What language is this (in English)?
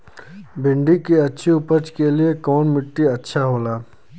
Bhojpuri